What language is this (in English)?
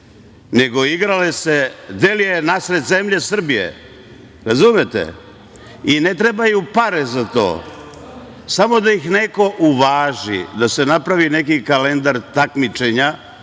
Serbian